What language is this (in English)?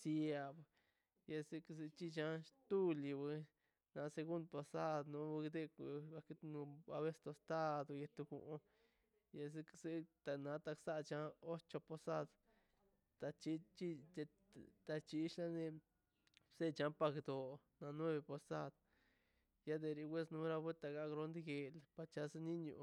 Mazaltepec Zapotec